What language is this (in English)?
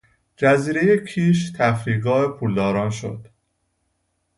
Persian